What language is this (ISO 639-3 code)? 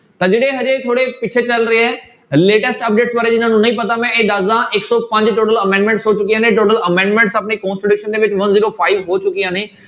pan